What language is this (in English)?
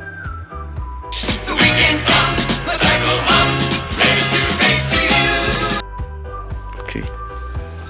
Italian